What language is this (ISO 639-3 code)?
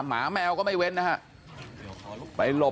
tha